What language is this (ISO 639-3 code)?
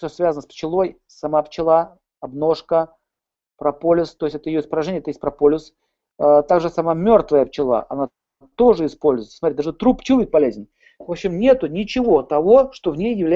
rus